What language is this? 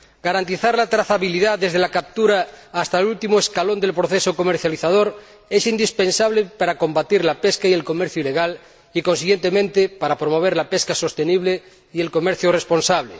Spanish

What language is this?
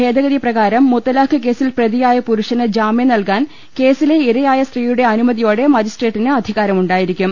Malayalam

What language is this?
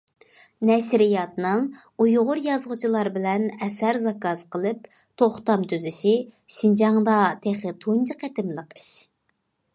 Uyghur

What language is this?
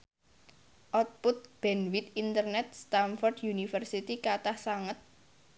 Javanese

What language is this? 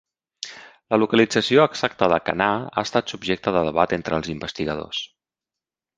Catalan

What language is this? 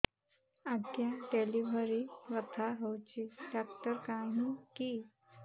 Odia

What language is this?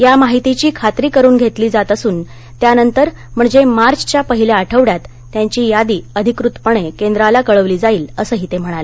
Marathi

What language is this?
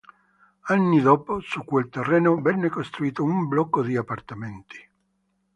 Italian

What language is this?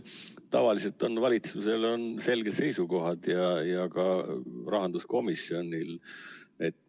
Estonian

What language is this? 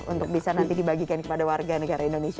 Indonesian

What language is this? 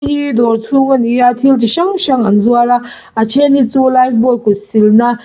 Mizo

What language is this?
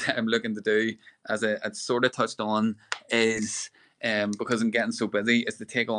English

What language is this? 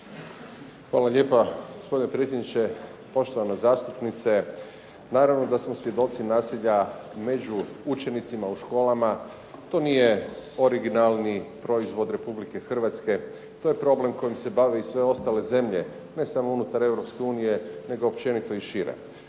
Croatian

